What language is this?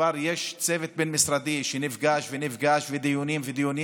Hebrew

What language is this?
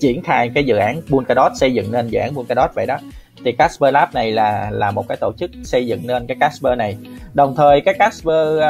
Vietnamese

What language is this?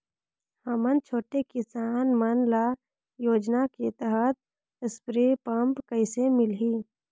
Chhattisgarhi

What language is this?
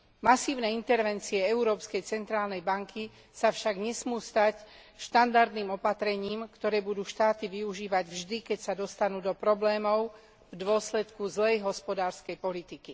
Slovak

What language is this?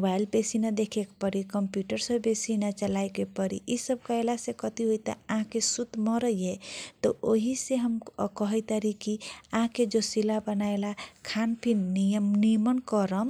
Kochila Tharu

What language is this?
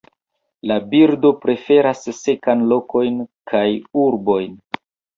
Esperanto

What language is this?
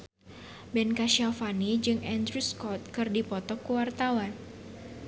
Sundanese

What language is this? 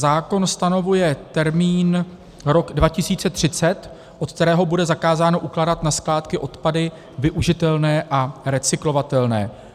Czech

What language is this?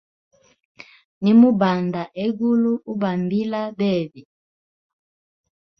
Hemba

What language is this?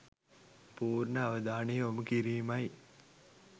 Sinhala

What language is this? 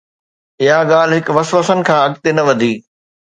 Sindhi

